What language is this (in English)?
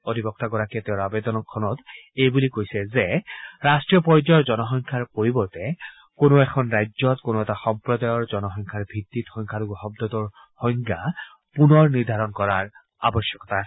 Assamese